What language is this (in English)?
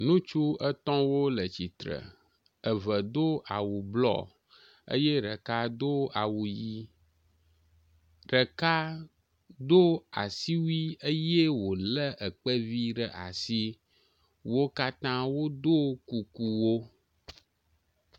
Ewe